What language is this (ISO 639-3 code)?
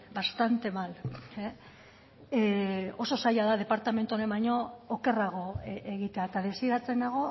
eus